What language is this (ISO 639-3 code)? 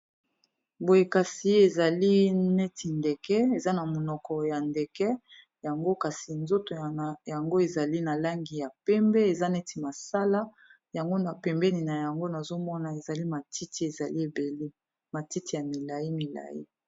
lin